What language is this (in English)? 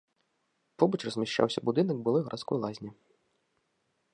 Belarusian